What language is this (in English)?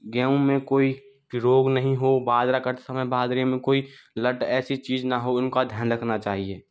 Hindi